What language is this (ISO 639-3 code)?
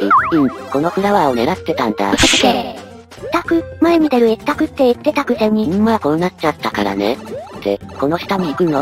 jpn